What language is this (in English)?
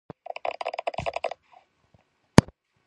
Georgian